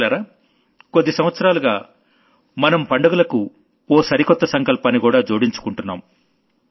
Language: Telugu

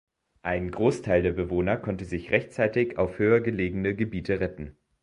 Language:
German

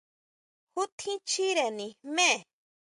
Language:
Huautla Mazatec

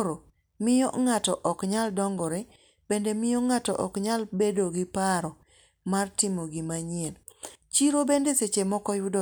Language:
Luo (Kenya and Tanzania)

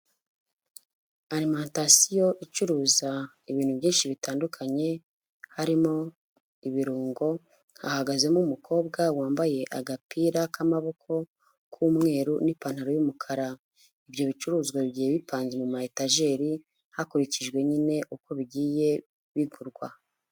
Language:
Kinyarwanda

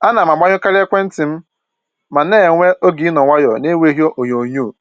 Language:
Igbo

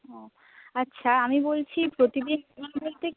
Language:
Bangla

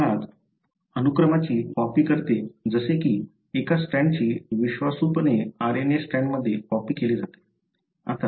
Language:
Marathi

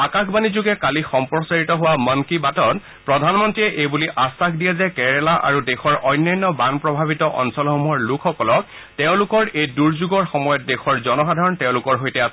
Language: Assamese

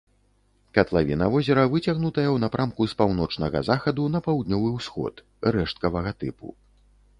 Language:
Belarusian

